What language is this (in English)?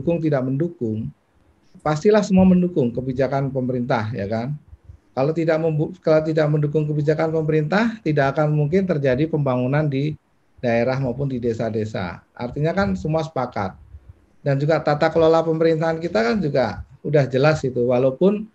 Indonesian